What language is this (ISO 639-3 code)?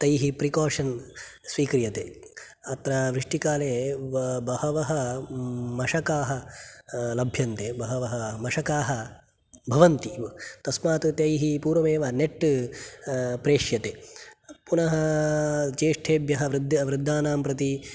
san